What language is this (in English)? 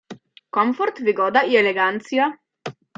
Polish